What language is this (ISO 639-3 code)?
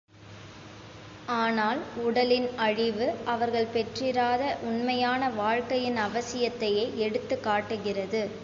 tam